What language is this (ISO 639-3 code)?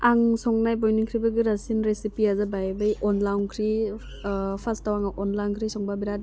brx